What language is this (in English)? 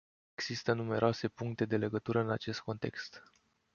Romanian